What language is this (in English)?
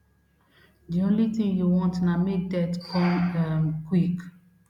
Nigerian Pidgin